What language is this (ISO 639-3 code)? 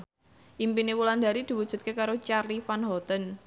jav